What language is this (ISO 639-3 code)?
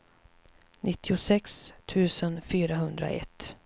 swe